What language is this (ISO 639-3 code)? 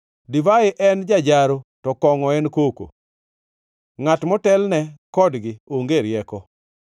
luo